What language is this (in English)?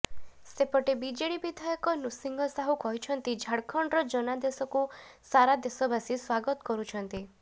Odia